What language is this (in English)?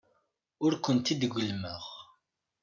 Kabyle